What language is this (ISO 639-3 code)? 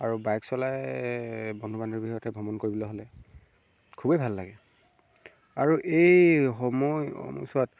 asm